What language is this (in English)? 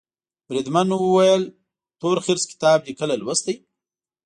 Pashto